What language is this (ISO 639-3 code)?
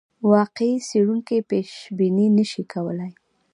pus